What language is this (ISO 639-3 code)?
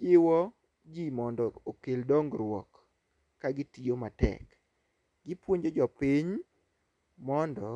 luo